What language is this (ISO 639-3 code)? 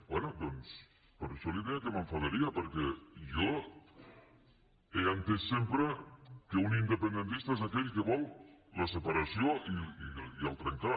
cat